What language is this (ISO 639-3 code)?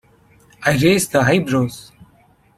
eng